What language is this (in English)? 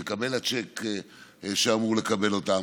Hebrew